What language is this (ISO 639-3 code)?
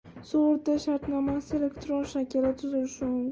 uzb